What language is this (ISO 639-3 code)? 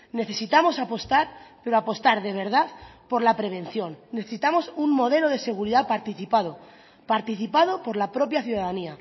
spa